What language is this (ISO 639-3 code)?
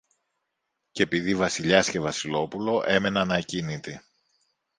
ell